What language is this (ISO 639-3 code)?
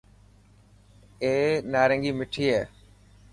mki